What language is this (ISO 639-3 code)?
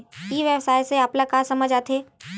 hne